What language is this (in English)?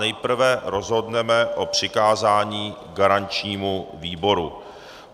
Czech